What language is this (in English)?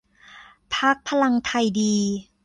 Thai